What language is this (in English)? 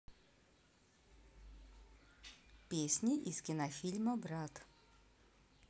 Russian